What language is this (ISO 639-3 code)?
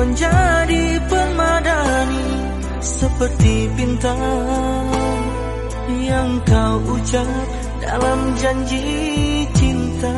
ind